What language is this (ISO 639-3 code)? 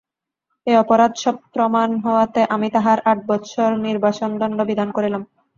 ben